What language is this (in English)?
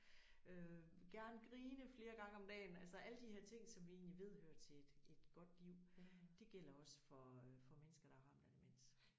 Danish